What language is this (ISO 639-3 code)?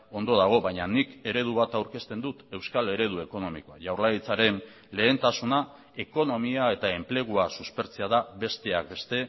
eus